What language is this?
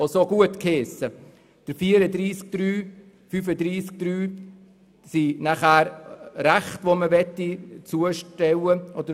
Swiss German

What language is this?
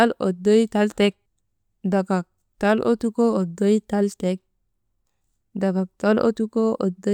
Maba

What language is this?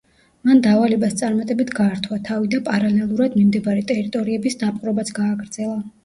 Georgian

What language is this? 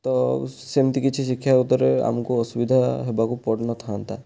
Odia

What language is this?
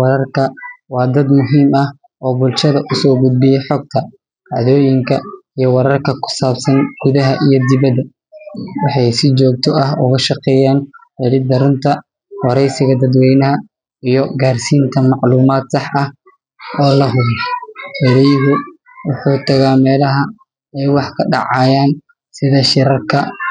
Somali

